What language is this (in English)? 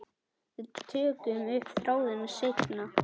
Icelandic